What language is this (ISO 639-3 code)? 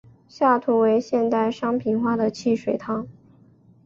zho